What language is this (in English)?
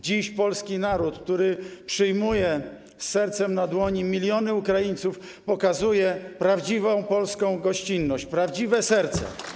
Polish